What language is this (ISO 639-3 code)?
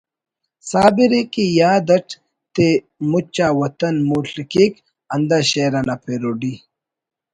brh